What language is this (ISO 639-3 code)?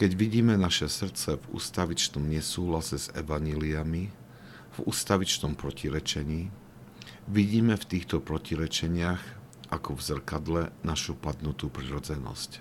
slk